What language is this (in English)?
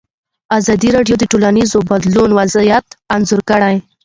Pashto